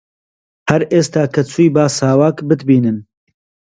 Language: Central Kurdish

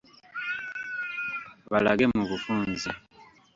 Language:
Ganda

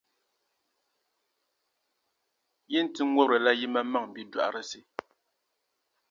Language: Dagbani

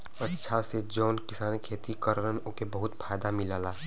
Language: Bhojpuri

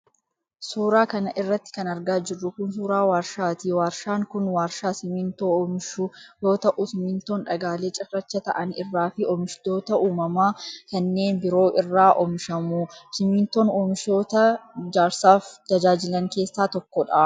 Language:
Oromo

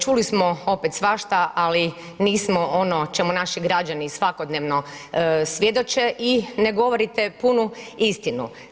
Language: Croatian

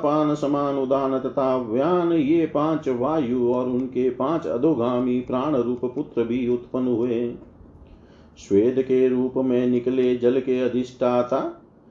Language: Hindi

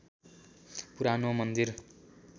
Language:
Nepali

